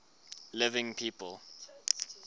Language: English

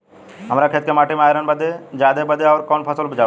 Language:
Bhojpuri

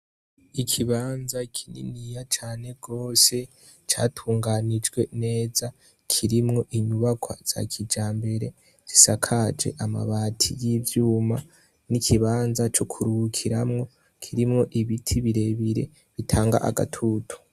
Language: Rundi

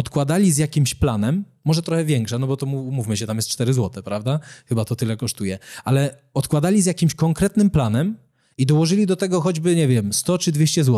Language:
Polish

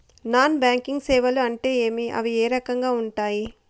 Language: Telugu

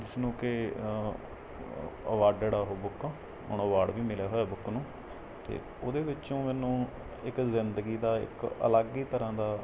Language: Punjabi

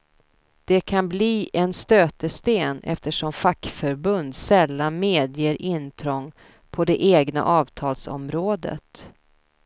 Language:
Swedish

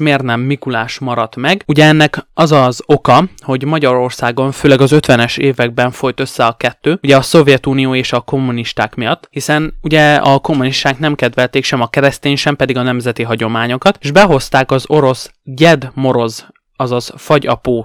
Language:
Hungarian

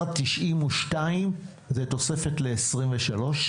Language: Hebrew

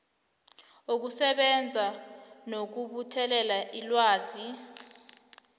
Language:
South Ndebele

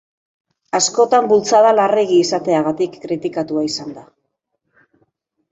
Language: Basque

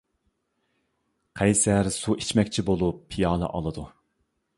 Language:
Uyghur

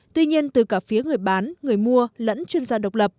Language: Vietnamese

